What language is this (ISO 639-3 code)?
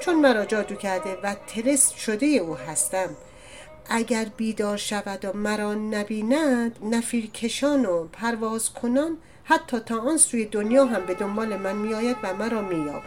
fas